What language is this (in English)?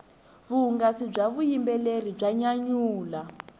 Tsonga